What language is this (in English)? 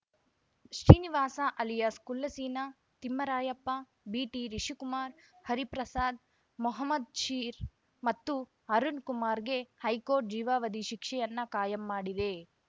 Kannada